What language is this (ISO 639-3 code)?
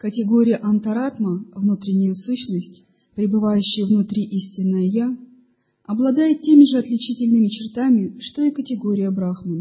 rus